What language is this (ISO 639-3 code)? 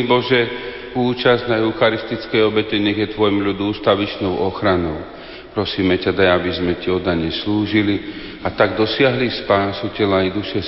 slk